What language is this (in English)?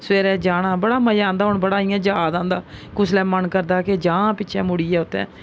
Dogri